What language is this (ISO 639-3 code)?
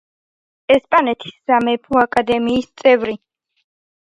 kat